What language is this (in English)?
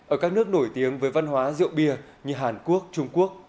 Vietnamese